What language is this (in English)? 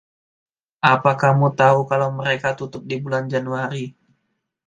Indonesian